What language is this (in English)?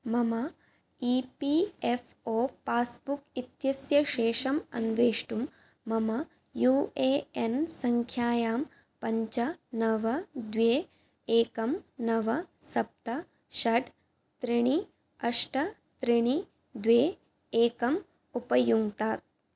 Sanskrit